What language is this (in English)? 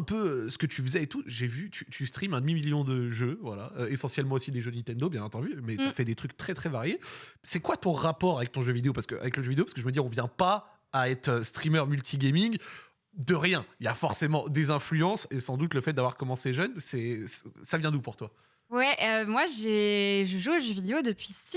French